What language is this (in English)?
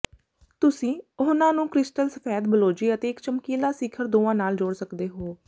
Punjabi